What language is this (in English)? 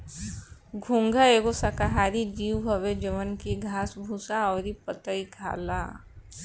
Bhojpuri